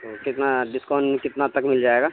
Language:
Urdu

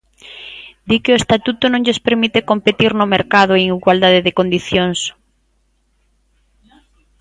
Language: Galician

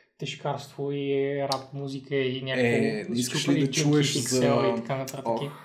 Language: Bulgarian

